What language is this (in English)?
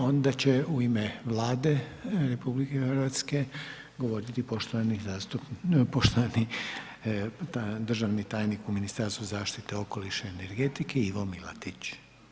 Croatian